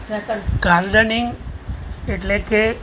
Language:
Gujarati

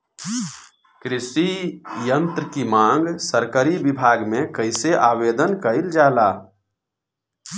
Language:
Bhojpuri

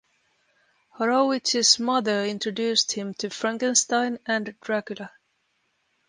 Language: English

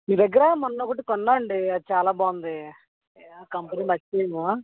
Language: Telugu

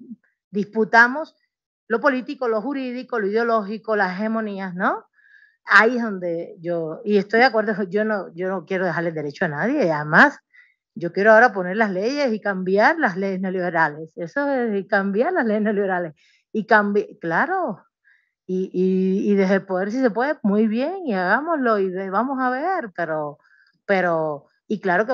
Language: Spanish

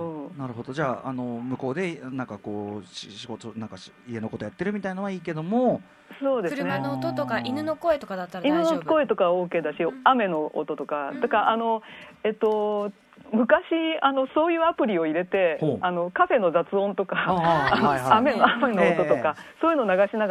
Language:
Japanese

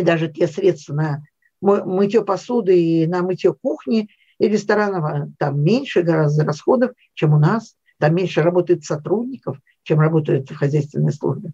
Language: Russian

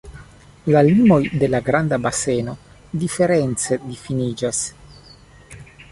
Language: Esperanto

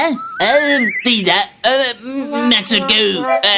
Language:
Indonesian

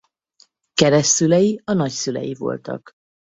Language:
Hungarian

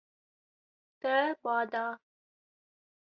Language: Kurdish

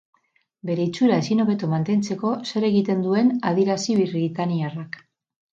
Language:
Basque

